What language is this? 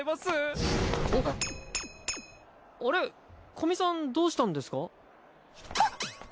Japanese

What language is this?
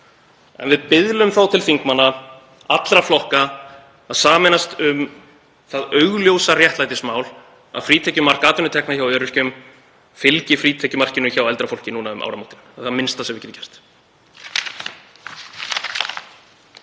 Icelandic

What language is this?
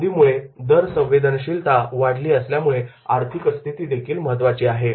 Marathi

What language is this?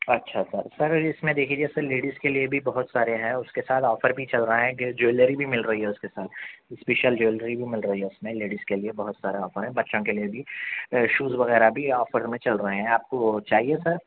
Urdu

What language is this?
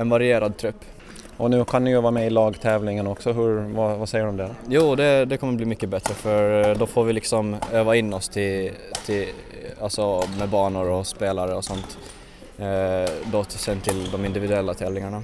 Swedish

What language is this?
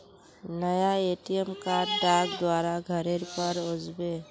Magahi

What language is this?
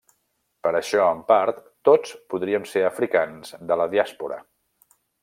Catalan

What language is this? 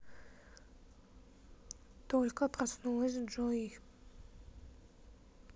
Russian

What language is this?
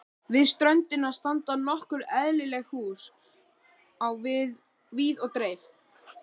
Icelandic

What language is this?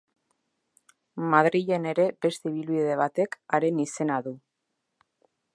Basque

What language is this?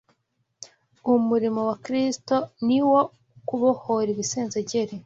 Kinyarwanda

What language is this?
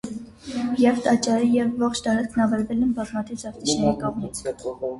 Armenian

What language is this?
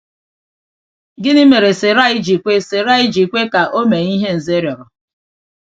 Igbo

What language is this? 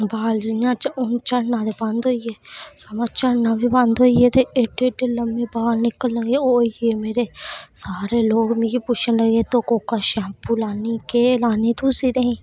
Dogri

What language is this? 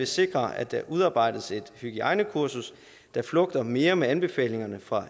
Danish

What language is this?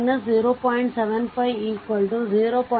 Kannada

